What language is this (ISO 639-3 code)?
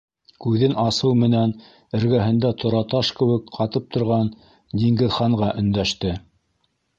bak